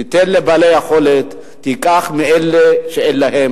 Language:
Hebrew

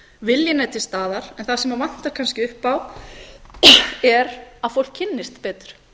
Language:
Icelandic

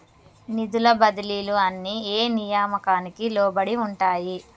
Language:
Telugu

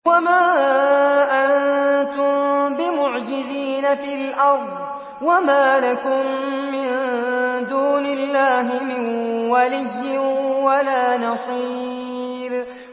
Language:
Arabic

